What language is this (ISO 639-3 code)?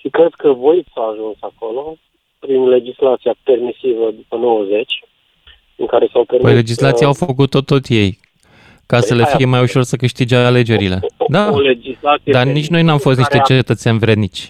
ron